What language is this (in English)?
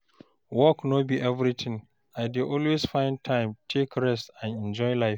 Nigerian Pidgin